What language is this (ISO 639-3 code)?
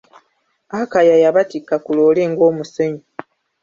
lug